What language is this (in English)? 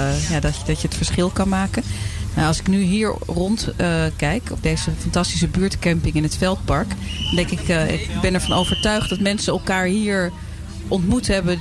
Dutch